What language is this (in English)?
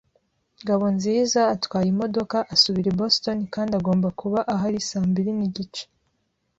Kinyarwanda